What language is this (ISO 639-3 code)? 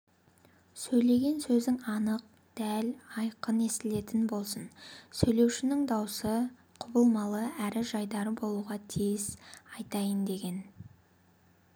kaz